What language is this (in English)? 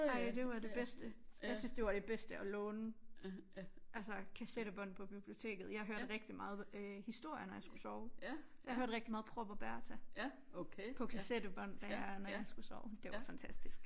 Danish